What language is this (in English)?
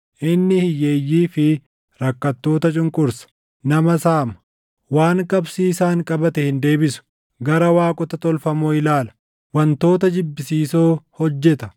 Oromo